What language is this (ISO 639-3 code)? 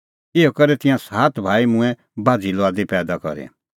kfx